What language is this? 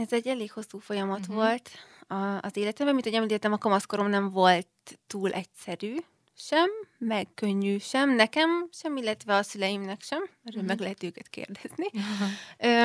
Hungarian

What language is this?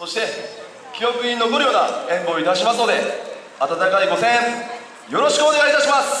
Japanese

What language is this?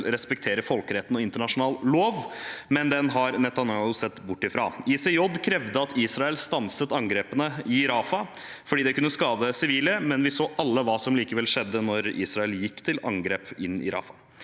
Norwegian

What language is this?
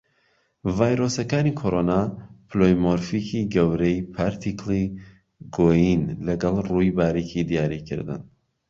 Central Kurdish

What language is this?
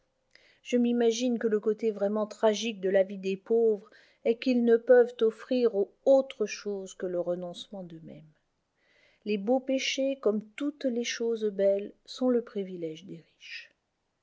French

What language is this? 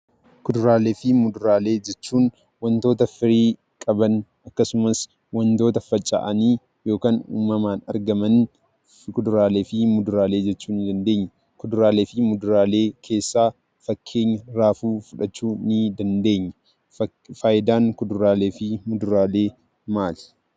Oromo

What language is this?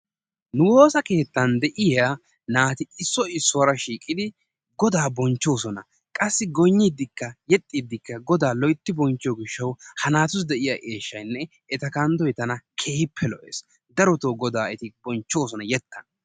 Wolaytta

